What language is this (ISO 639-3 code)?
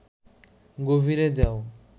ben